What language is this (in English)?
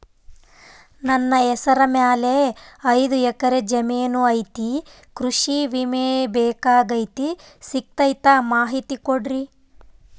Kannada